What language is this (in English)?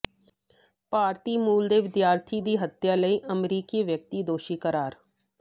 Punjabi